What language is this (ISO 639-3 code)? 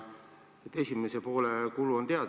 est